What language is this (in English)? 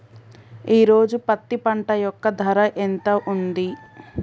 Telugu